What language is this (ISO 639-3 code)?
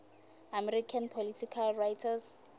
ssw